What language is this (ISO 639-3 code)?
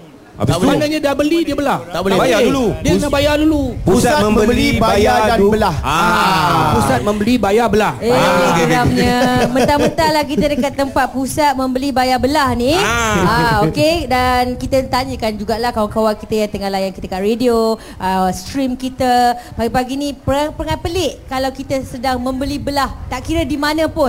msa